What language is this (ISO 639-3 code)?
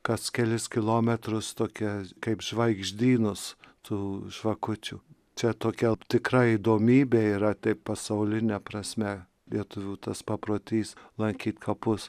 lit